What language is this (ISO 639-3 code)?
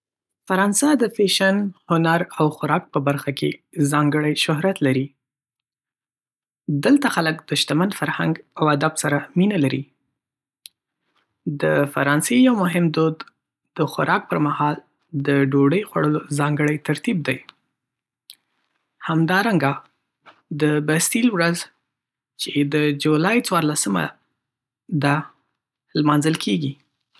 pus